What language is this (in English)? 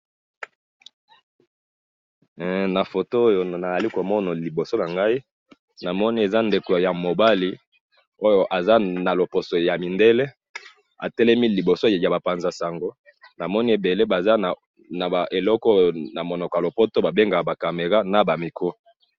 Lingala